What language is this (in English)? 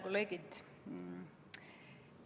Estonian